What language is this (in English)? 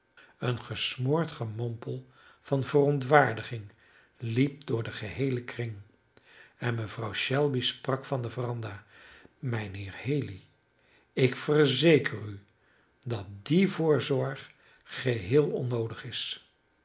Dutch